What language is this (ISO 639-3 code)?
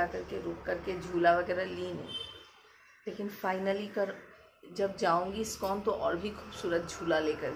hin